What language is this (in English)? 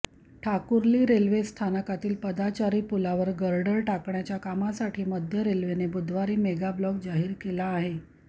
Marathi